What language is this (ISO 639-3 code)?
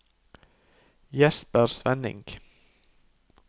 nor